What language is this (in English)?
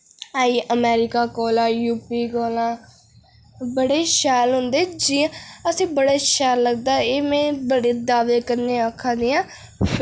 Dogri